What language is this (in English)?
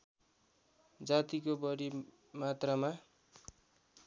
Nepali